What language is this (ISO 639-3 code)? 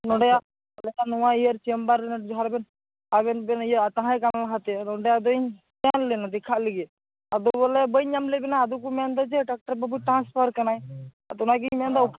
sat